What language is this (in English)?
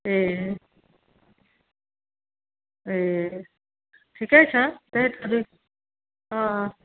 Nepali